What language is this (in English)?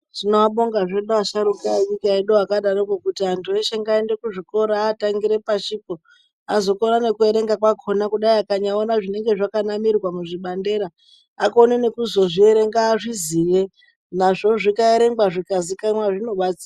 Ndau